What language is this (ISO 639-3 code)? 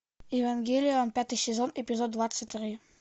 rus